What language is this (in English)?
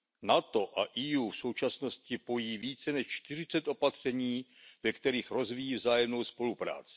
Czech